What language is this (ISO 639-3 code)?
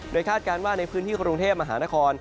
tha